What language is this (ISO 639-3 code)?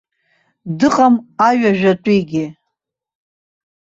abk